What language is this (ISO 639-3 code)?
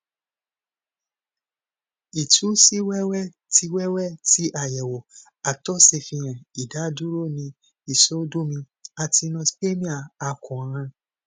yor